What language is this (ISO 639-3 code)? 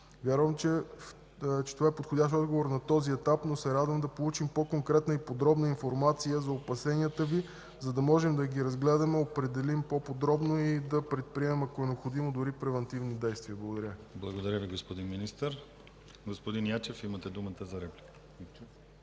bul